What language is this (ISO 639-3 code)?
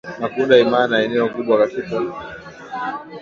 swa